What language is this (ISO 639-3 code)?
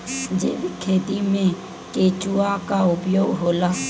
bho